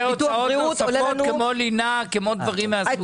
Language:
Hebrew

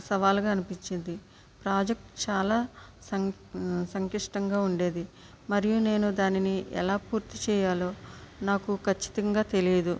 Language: Telugu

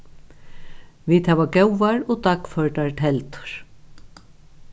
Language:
Faroese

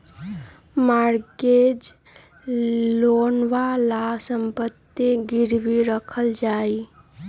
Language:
Magahi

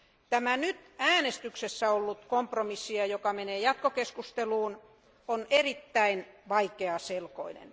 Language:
Finnish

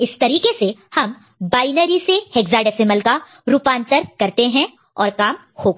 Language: Hindi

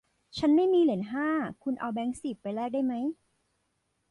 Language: Thai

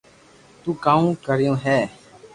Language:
Loarki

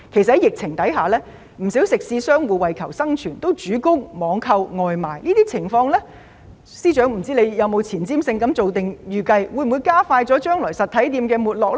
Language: Cantonese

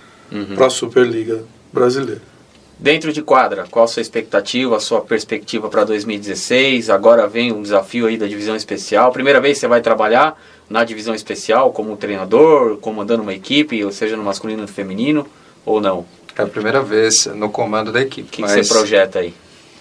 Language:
Portuguese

